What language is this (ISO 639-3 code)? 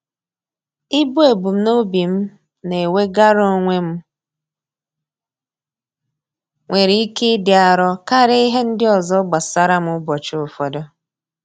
ibo